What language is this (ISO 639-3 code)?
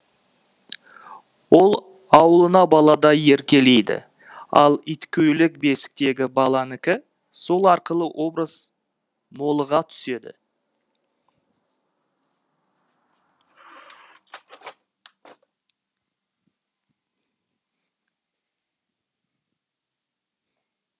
kaz